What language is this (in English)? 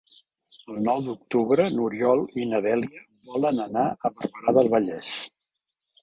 Catalan